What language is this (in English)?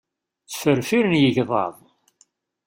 Kabyle